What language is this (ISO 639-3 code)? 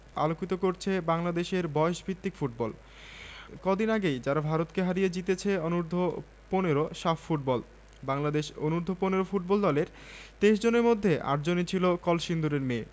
ben